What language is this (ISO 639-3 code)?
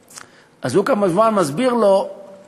heb